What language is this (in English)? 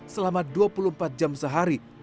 Indonesian